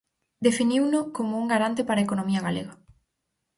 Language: Galician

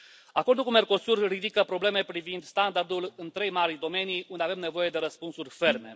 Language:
Romanian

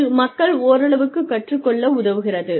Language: Tamil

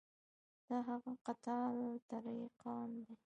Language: Pashto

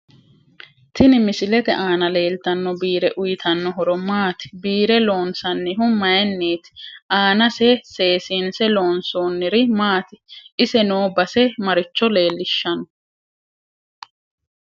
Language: Sidamo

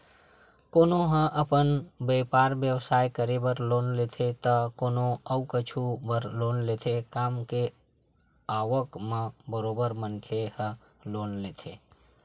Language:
Chhattisgarhi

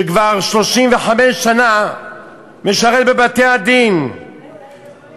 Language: Hebrew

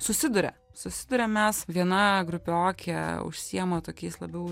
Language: Lithuanian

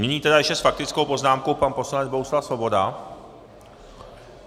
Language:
Czech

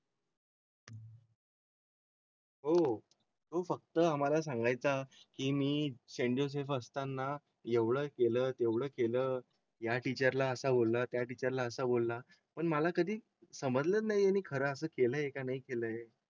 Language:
Marathi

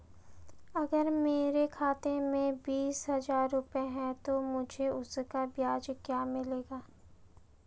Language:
Hindi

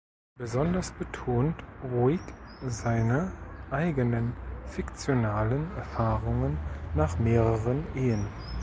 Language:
German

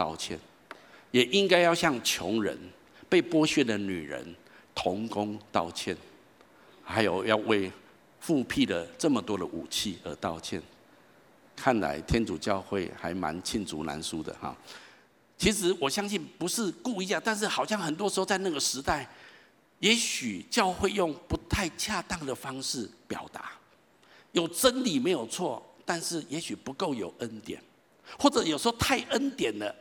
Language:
Chinese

